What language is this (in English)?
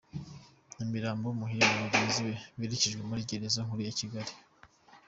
Kinyarwanda